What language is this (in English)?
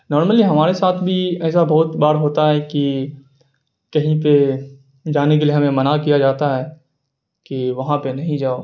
Urdu